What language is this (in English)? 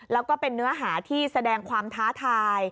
Thai